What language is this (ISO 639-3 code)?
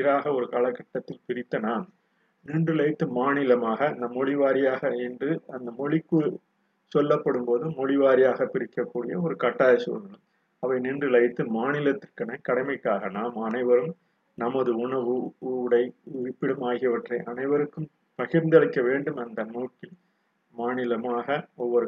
tam